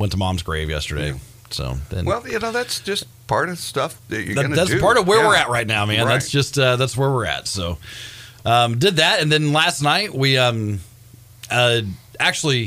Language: English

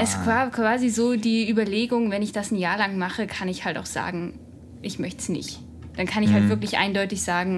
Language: German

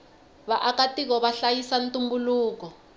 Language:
Tsonga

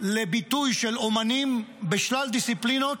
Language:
Hebrew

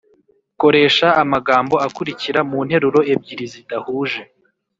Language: Kinyarwanda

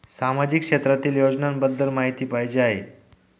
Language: Marathi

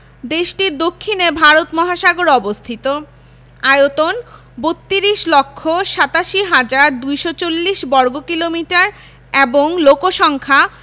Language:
Bangla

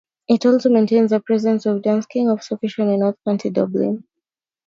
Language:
English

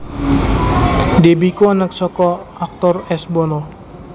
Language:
Javanese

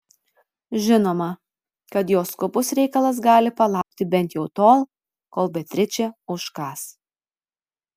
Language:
Lithuanian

